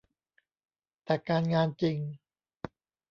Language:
Thai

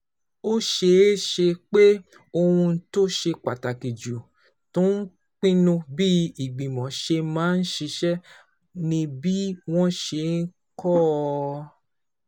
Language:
Yoruba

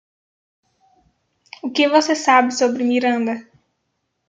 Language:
Portuguese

